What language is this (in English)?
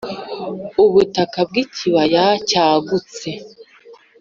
Kinyarwanda